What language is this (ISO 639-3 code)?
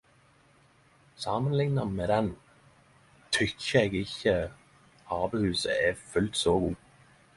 nno